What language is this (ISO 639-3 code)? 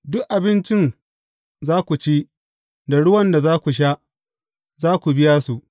hau